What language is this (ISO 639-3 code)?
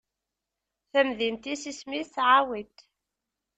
kab